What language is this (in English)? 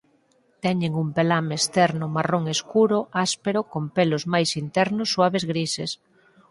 Galician